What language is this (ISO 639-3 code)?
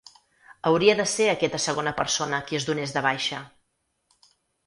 cat